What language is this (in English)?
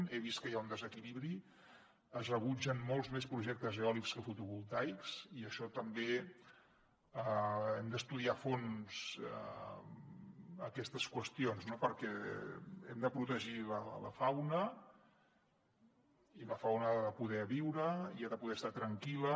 Catalan